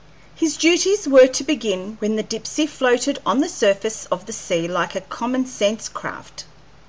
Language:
English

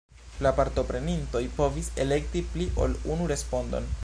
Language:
Esperanto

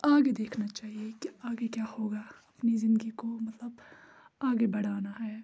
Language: Kashmiri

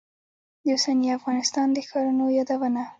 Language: Pashto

